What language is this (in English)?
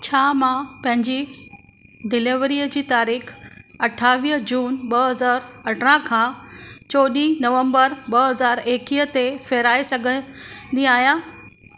Sindhi